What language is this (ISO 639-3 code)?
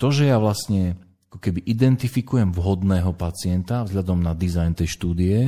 slk